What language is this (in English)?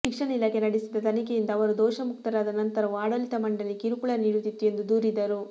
Kannada